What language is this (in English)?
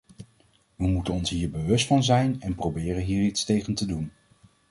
Dutch